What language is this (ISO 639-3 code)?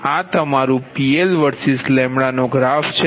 guj